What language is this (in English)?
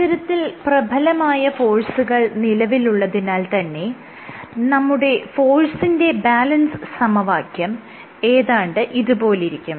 Malayalam